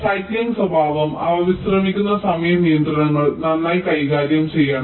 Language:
Malayalam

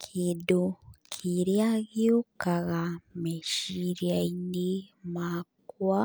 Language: Kikuyu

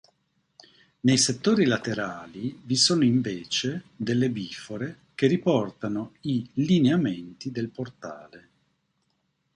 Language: Italian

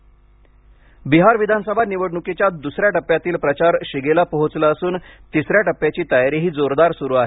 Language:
Marathi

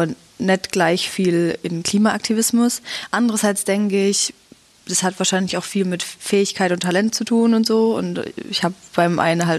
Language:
German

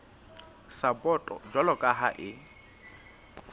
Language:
Southern Sotho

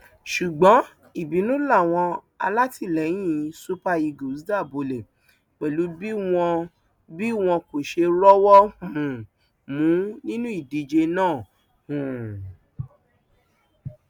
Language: Yoruba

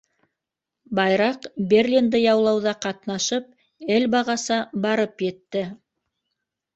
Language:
Bashkir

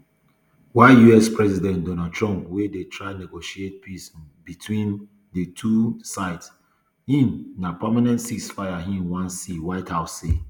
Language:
Nigerian Pidgin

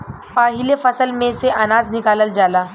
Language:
Bhojpuri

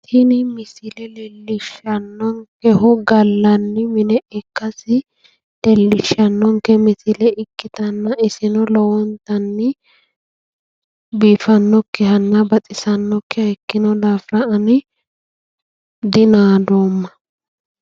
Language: Sidamo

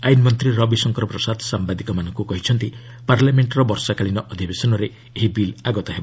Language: Odia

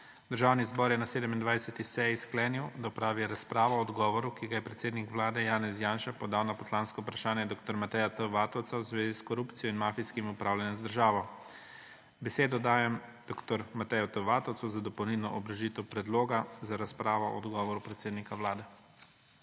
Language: Slovenian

